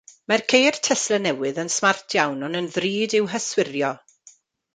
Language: Welsh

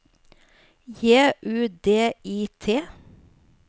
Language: Norwegian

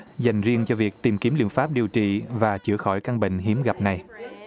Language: Vietnamese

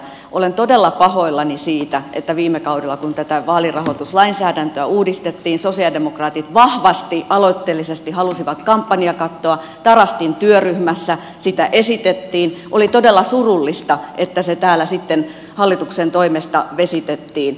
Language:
Finnish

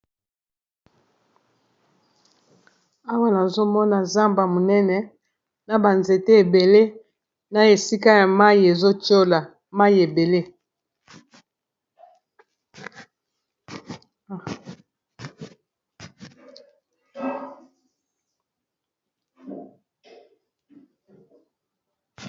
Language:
Lingala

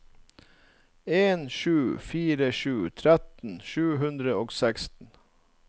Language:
Norwegian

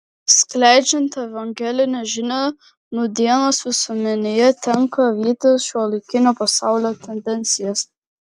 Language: Lithuanian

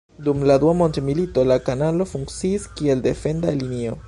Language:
Esperanto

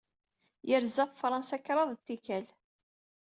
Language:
Kabyle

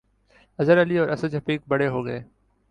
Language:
Urdu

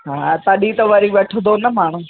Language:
Sindhi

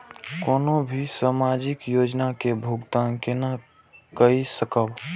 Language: Maithili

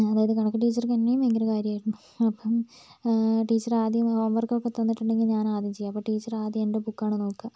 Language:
Malayalam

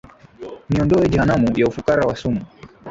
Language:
Swahili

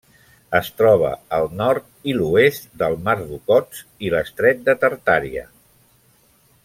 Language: Catalan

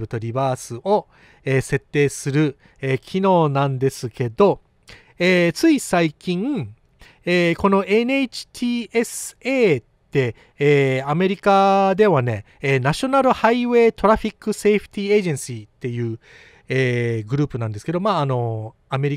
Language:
Japanese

